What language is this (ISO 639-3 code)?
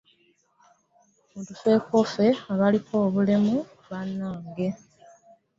lug